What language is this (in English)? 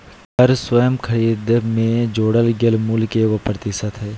Magahi